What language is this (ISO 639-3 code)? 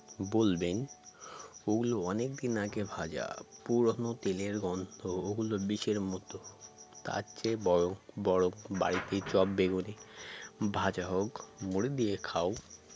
ben